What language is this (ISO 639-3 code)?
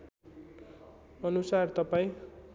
nep